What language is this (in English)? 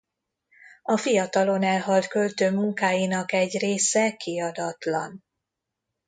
Hungarian